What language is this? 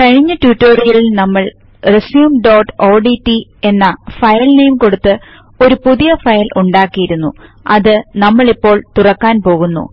Malayalam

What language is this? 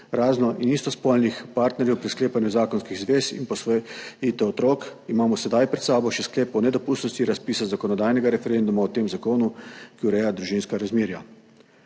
Slovenian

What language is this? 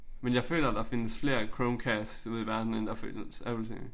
Danish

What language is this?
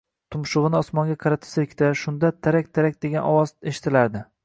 Uzbek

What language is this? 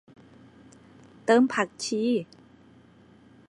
Thai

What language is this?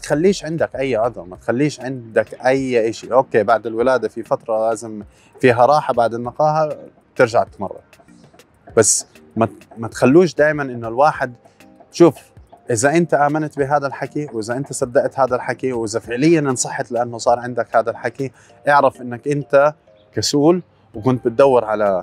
Arabic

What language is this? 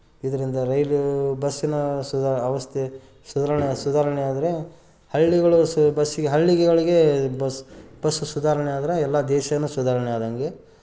Kannada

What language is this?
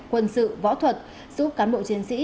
Vietnamese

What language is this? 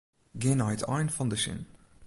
Western Frisian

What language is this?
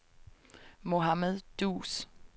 Danish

